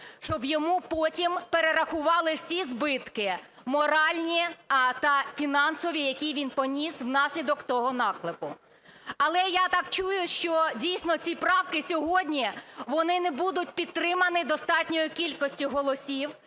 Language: Ukrainian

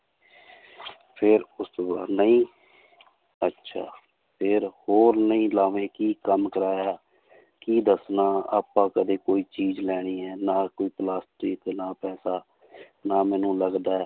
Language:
Punjabi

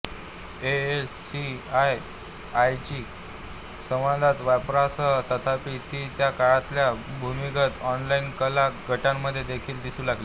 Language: Marathi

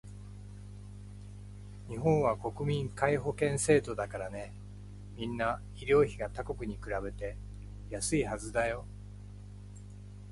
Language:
Japanese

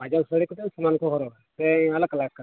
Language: Santali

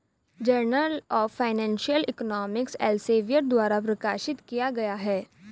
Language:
Hindi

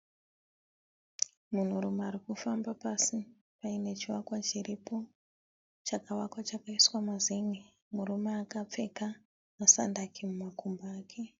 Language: Shona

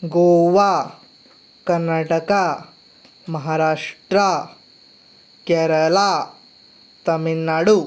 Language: Konkani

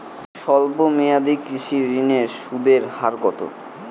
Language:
Bangla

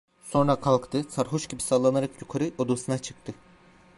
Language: Turkish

